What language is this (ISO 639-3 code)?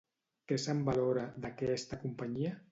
cat